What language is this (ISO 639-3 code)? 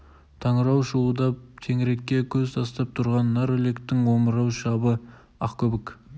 kaz